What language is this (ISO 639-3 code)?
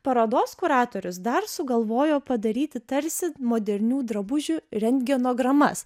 lit